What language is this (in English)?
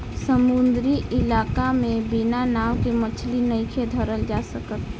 Bhojpuri